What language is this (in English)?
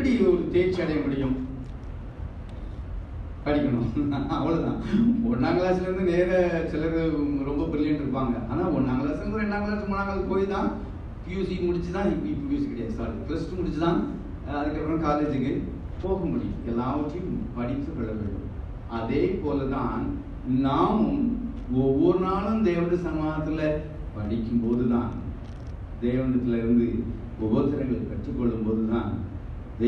Korean